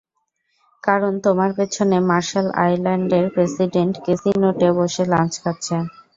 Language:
Bangla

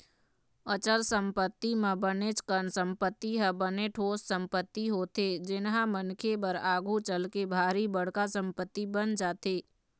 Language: Chhattisgarhi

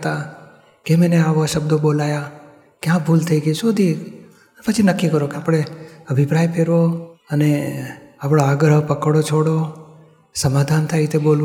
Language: Gujarati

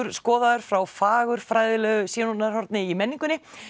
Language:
Icelandic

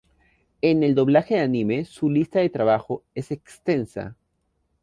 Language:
Spanish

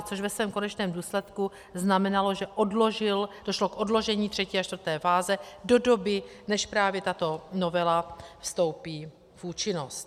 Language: Czech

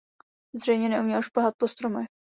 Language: Czech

